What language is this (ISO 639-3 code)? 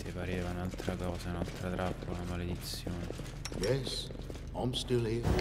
ita